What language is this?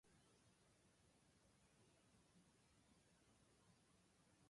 Japanese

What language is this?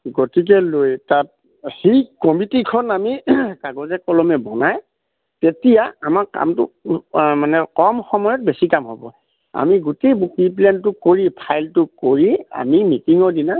Assamese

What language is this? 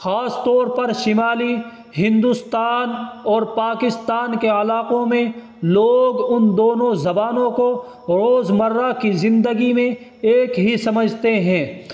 Urdu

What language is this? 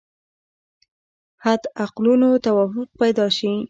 Pashto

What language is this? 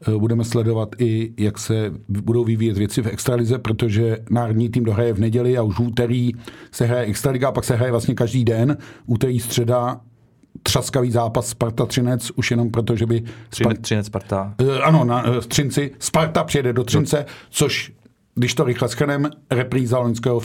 Czech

